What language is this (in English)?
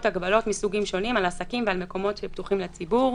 Hebrew